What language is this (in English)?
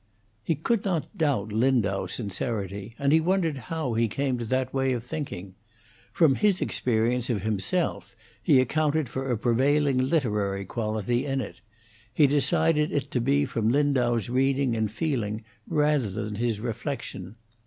English